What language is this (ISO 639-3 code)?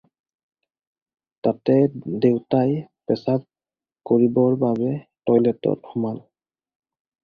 asm